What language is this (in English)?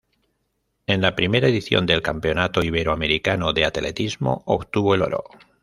Spanish